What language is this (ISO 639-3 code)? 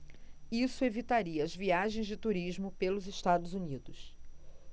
por